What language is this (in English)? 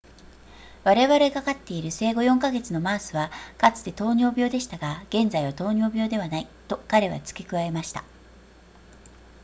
Japanese